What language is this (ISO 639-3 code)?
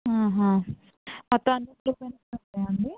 tel